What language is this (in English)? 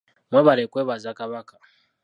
Ganda